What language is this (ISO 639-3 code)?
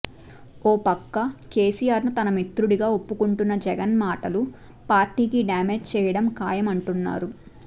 tel